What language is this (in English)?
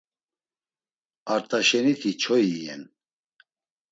Laz